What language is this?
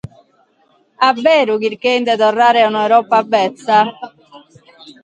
Sardinian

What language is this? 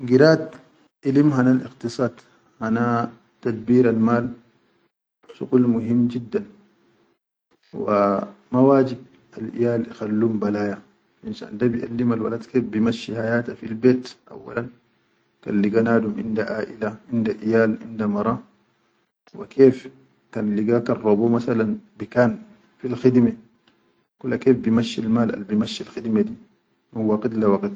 Chadian Arabic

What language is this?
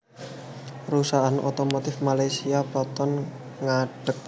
Javanese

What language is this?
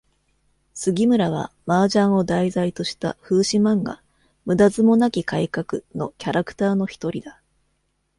Japanese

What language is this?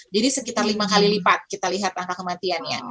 Indonesian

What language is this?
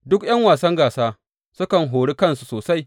Hausa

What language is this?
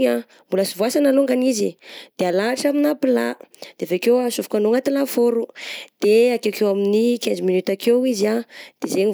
Southern Betsimisaraka Malagasy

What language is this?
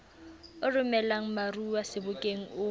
Southern Sotho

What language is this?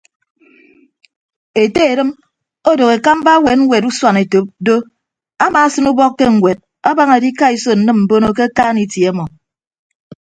Ibibio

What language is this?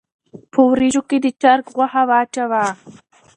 Pashto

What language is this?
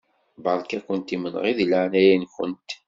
Kabyle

